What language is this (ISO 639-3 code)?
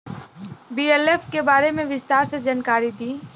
bho